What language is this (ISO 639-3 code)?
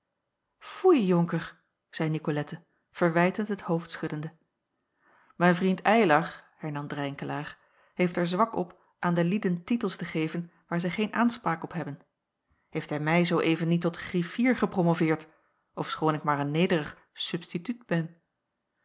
nld